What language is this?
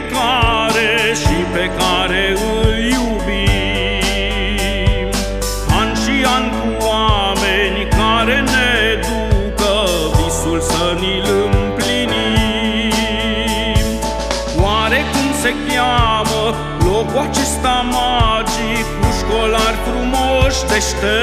Romanian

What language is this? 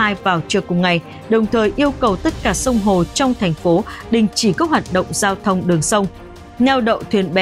Vietnamese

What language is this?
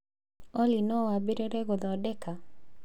Kikuyu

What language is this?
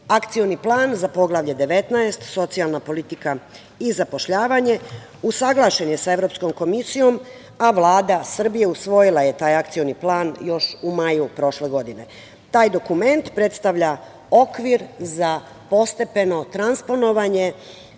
Serbian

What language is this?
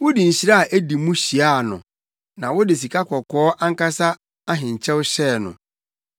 Akan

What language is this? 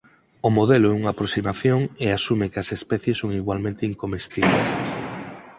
Galician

